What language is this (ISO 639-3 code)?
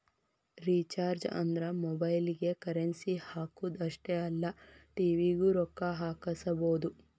kan